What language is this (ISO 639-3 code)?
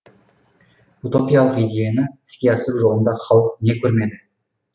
kaz